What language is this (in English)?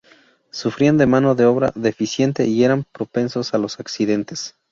Spanish